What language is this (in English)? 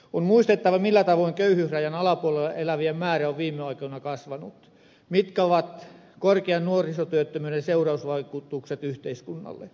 Finnish